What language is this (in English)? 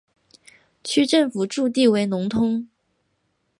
Chinese